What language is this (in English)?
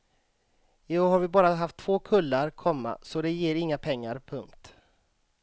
Swedish